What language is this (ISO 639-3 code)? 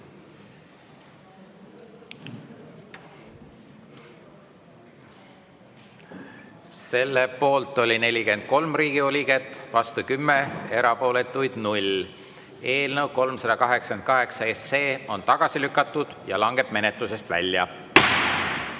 est